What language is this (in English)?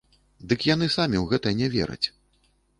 Belarusian